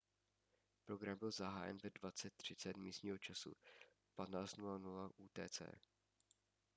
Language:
Czech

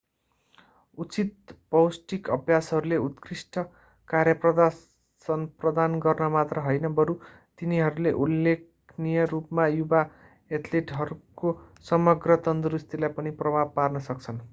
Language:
Nepali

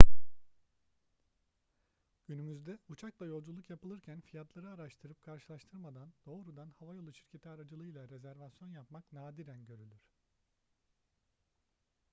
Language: Turkish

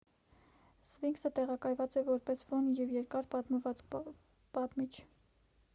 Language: Armenian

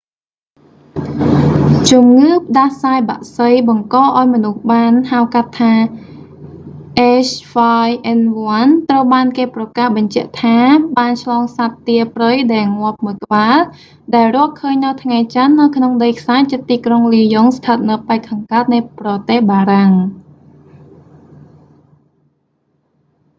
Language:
Khmer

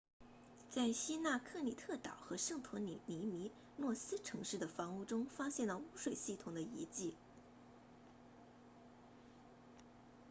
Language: Chinese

